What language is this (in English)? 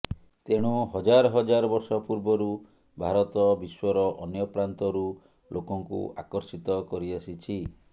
Odia